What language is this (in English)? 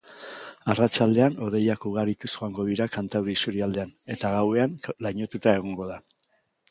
Basque